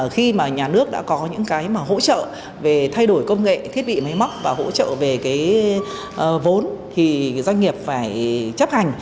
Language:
Vietnamese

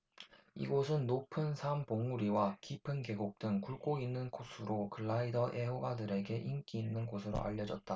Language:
Korean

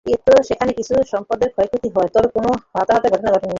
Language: Bangla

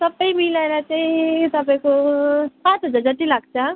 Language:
Nepali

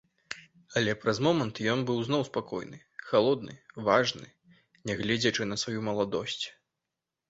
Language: Belarusian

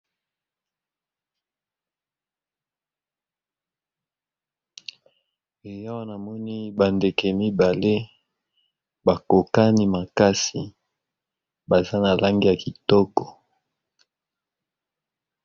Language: Lingala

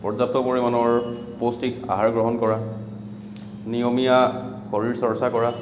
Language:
Assamese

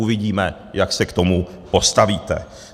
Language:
Czech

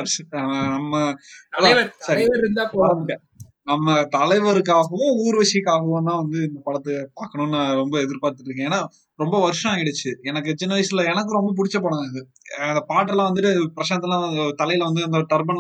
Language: Tamil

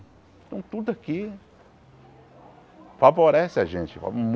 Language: Portuguese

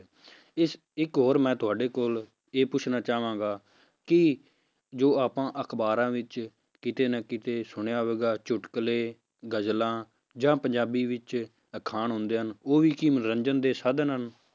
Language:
Punjabi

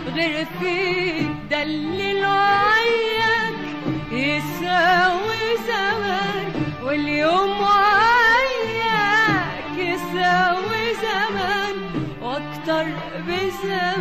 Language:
Arabic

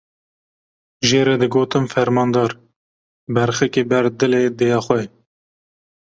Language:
Kurdish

